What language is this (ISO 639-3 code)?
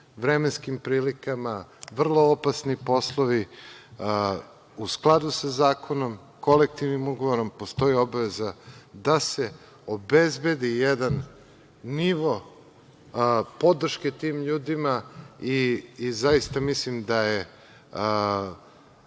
srp